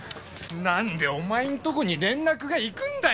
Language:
Japanese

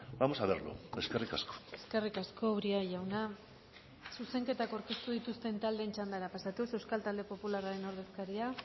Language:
Basque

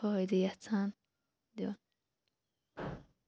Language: Kashmiri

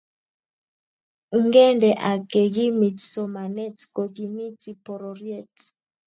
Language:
Kalenjin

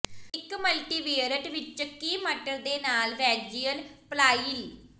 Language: Punjabi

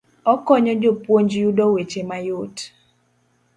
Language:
Luo (Kenya and Tanzania)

